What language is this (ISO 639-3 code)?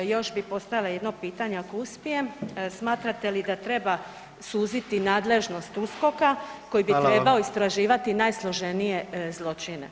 hrv